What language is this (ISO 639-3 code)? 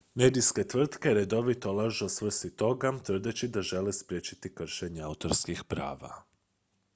hrv